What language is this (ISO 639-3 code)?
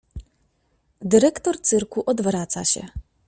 pol